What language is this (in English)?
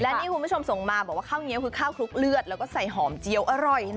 Thai